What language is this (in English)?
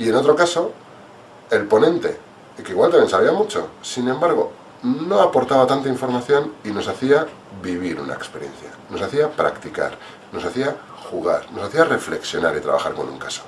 Spanish